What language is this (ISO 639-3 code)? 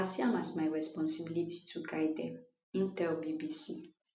pcm